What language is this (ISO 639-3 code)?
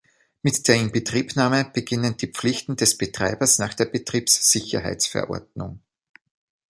deu